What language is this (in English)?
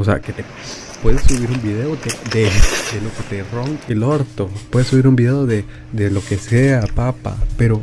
Spanish